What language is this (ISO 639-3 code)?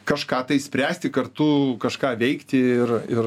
lit